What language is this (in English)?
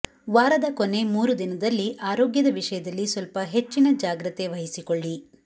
Kannada